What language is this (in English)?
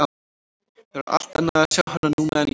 Icelandic